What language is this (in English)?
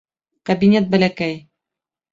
Bashkir